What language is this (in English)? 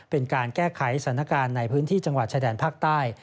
Thai